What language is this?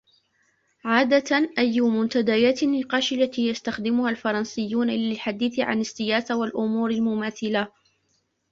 Arabic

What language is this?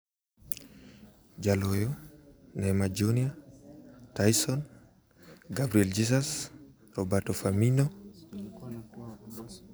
Luo (Kenya and Tanzania)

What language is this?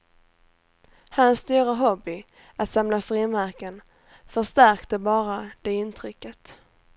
Swedish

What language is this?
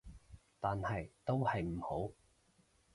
Cantonese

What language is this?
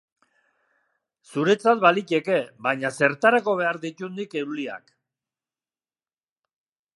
Basque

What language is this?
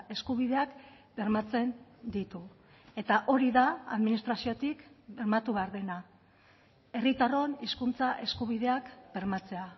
Basque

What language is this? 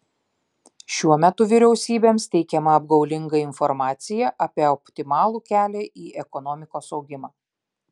Lithuanian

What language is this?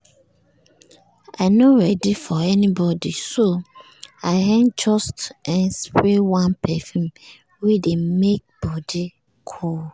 Nigerian Pidgin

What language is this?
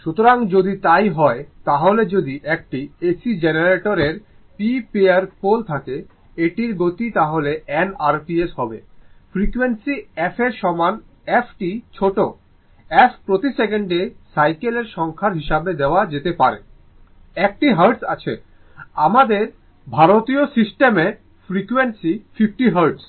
Bangla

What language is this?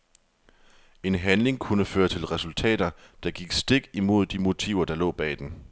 Danish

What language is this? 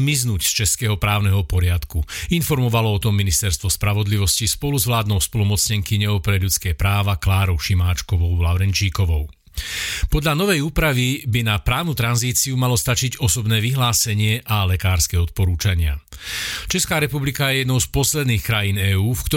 Slovak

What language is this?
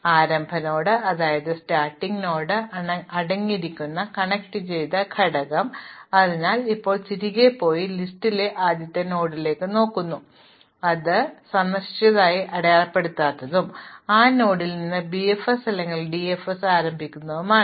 Malayalam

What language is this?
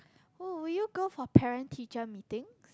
English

